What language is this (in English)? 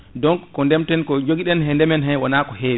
Fula